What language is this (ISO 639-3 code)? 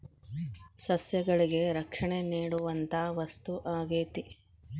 kan